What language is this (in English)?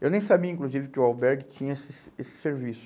Portuguese